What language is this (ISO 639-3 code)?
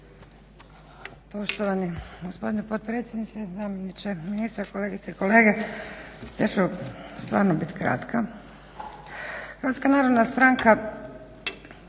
hrv